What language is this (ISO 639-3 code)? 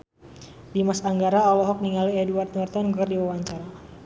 sun